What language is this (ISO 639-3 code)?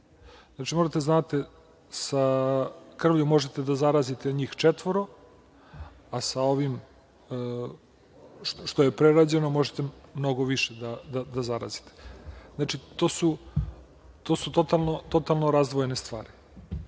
srp